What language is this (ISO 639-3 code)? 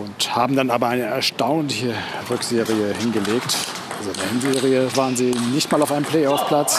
deu